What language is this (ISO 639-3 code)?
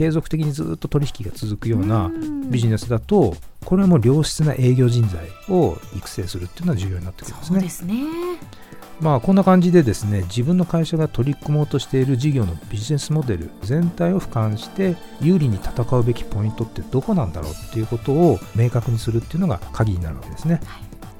jpn